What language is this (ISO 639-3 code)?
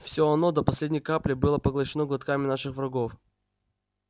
rus